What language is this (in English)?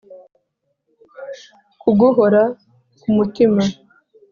Kinyarwanda